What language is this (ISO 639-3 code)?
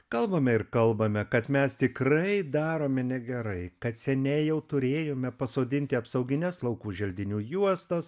lit